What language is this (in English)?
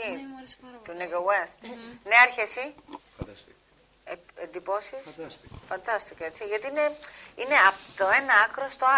Greek